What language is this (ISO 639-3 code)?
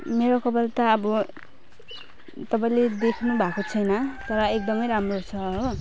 nep